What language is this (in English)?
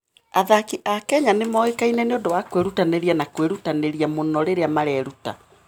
Kikuyu